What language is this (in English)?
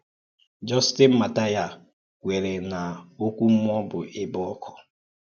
Igbo